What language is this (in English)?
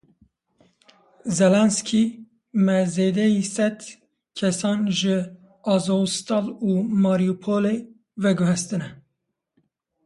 Kurdish